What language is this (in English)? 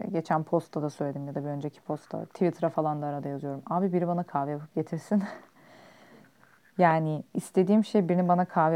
Turkish